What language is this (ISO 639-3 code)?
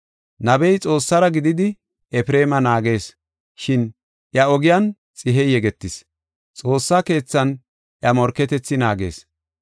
gof